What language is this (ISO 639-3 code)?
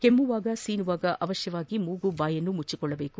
kan